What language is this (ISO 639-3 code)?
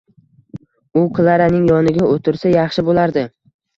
uzb